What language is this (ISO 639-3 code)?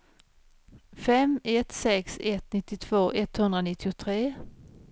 swe